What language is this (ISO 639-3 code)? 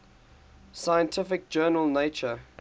eng